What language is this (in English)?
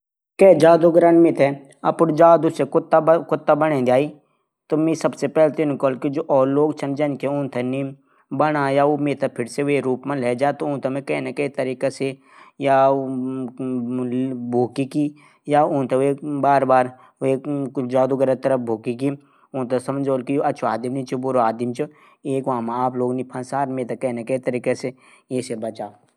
Garhwali